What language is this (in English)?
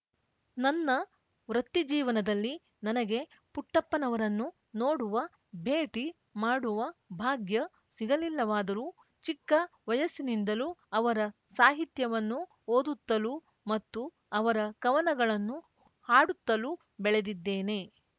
Kannada